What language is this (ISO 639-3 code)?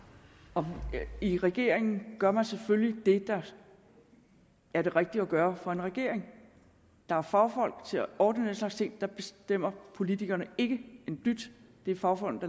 dan